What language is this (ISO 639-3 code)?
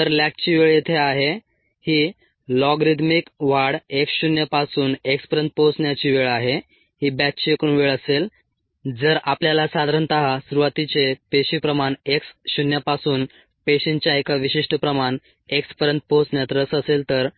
mar